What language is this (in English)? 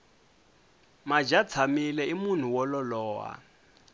Tsonga